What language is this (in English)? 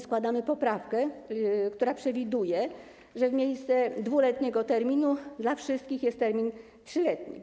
Polish